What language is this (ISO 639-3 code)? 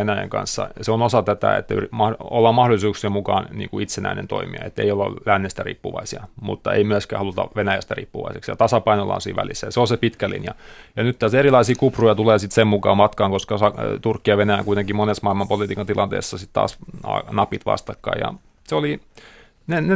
fin